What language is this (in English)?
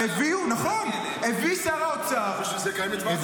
Hebrew